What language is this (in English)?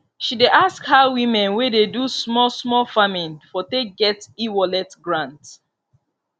Nigerian Pidgin